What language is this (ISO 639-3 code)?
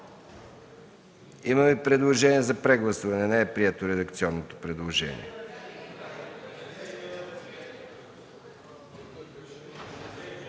bul